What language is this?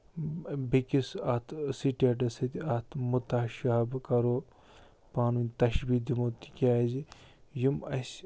Kashmiri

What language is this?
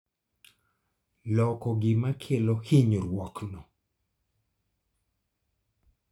Luo (Kenya and Tanzania)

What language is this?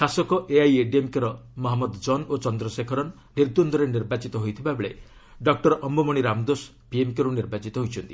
Odia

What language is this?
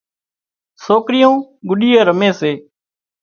Wadiyara Koli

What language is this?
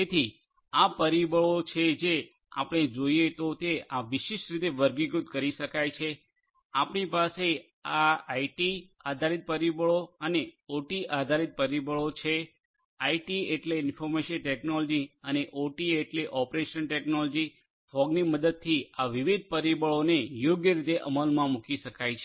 Gujarati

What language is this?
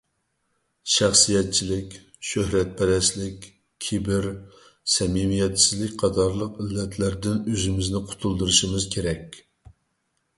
Uyghur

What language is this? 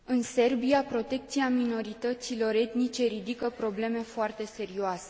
Romanian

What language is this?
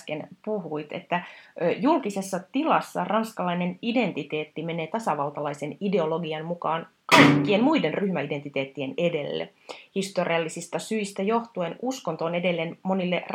Finnish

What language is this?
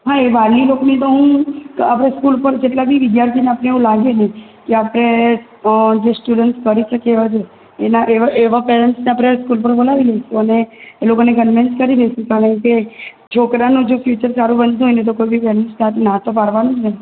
Gujarati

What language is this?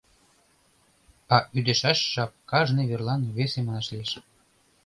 Mari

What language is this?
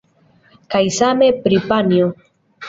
Esperanto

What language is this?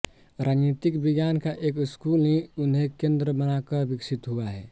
Hindi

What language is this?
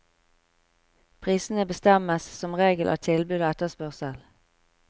Norwegian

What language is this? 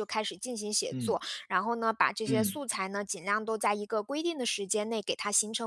Chinese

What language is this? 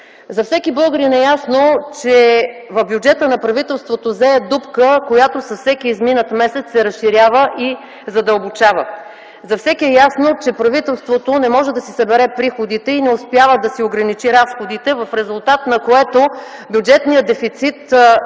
Bulgarian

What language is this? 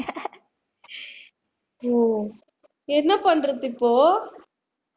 Tamil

